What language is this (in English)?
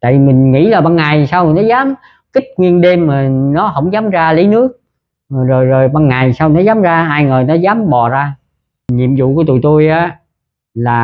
Vietnamese